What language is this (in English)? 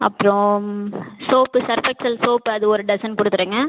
Tamil